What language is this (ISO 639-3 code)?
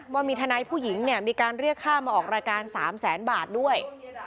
tha